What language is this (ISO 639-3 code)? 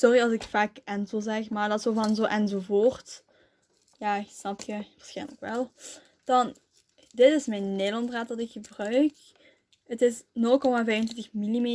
nld